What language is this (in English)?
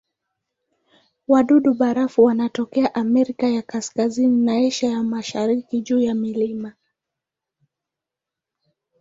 Swahili